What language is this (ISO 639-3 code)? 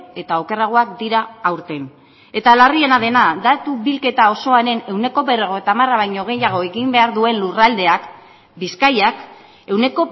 eus